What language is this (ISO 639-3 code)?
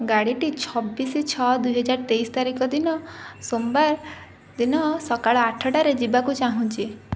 ori